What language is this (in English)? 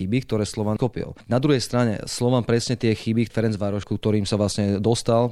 Slovak